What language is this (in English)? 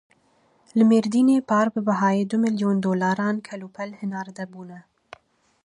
Kurdish